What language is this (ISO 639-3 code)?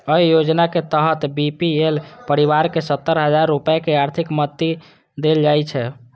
mai